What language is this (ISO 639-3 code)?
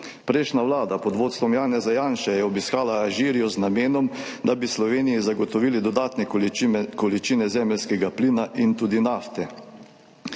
slv